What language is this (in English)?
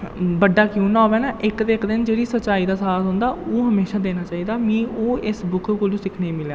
Dogri